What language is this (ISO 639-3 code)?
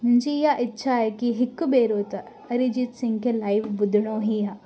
snd